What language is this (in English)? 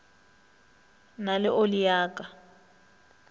Northern Sotho